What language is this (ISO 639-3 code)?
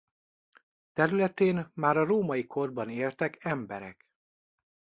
hun